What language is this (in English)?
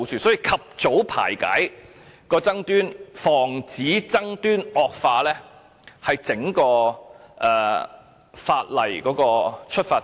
Cantonese